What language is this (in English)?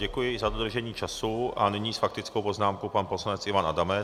Czech